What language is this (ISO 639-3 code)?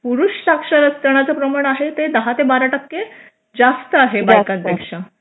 mar